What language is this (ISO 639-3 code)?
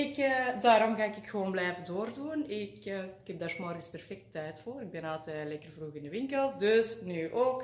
nld